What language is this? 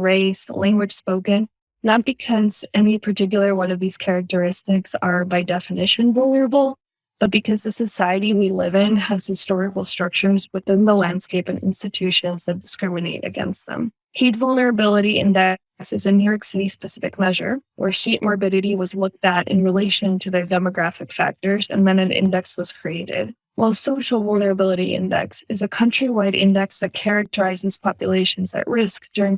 English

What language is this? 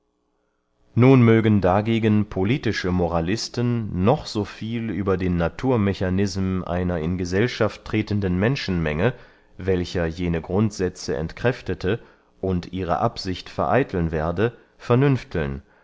German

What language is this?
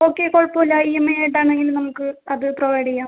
Malayalam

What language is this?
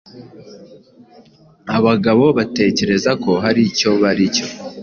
Kinyarwanda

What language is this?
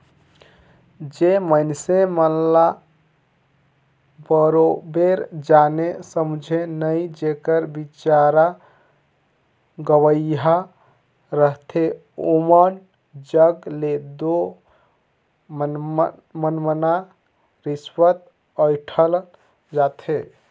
Chhattisgarhi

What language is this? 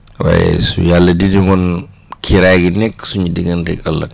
Wolof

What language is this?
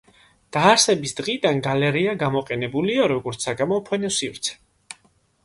Georgian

